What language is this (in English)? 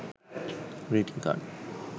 Sinhala